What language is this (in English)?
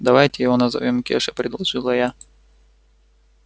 Russian